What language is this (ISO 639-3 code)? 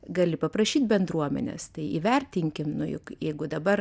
lit